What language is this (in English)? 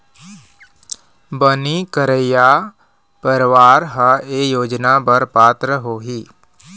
Chhattisgarhi